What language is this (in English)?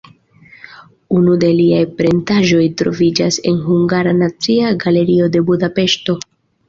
Esperanto